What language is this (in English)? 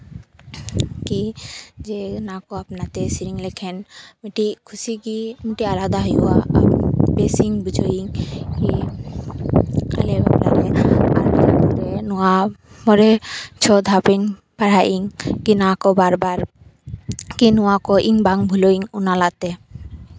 Santali